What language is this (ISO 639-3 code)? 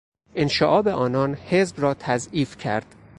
fas